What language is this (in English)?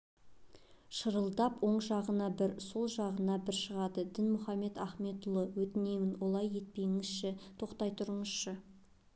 Kazakh